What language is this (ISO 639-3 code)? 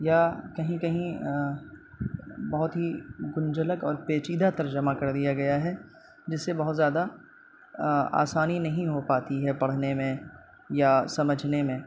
urd